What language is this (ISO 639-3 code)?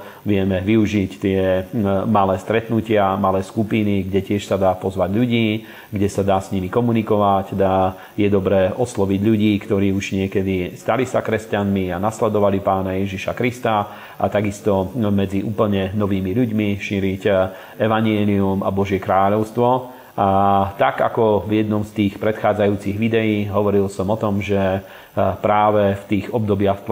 slk